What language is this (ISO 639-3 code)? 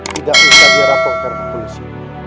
ind